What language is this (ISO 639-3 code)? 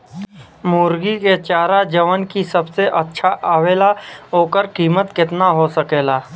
bho